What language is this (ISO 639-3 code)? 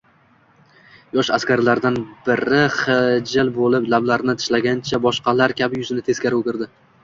uzb